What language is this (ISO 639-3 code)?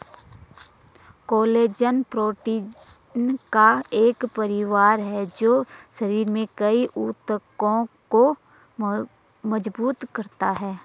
hin